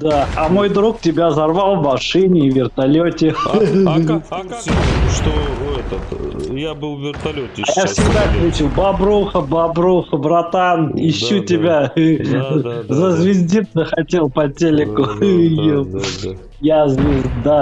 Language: Russian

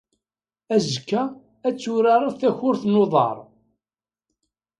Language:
Kabyle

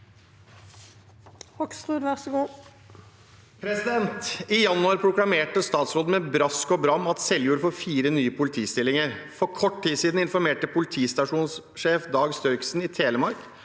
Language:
Norwegian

